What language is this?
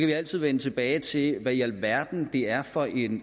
Danish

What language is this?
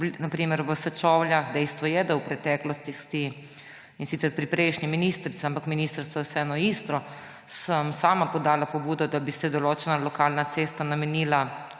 Slovenian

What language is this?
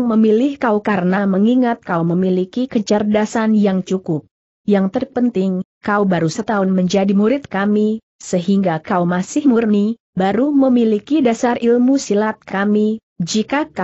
Indonesian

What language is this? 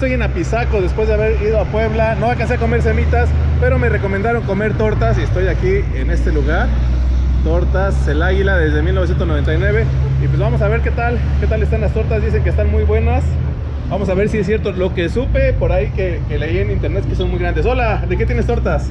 Spanish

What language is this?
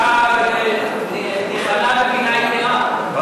Hebrew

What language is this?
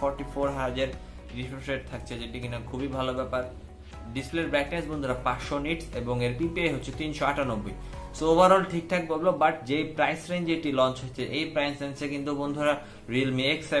Indonesian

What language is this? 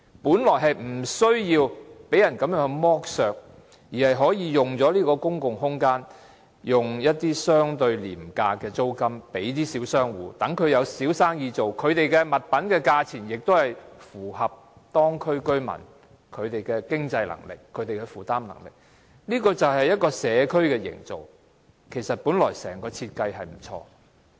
Cantonese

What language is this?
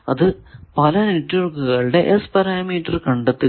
Malayalam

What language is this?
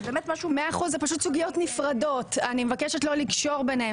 Hebrew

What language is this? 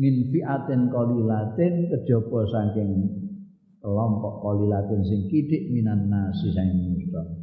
Indonesian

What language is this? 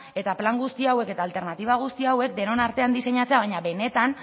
Basque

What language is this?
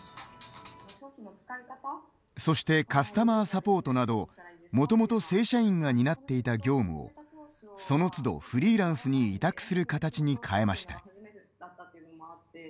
Japanese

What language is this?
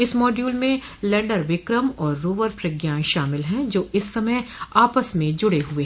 Hindi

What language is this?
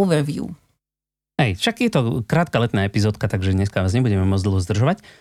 Slovak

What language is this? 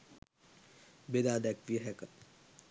Sinhala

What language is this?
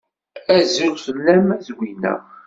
Kabyle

